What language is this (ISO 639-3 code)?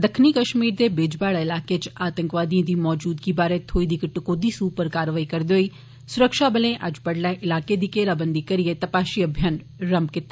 doi